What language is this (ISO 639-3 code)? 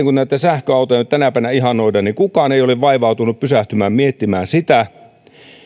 fin